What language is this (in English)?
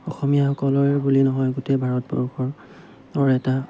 Assamese